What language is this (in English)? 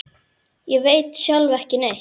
Icelandic